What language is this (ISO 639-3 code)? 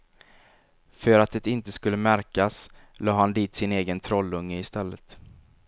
swe